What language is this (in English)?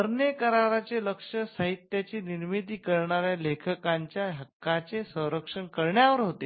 Marathi